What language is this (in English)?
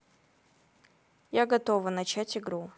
Russian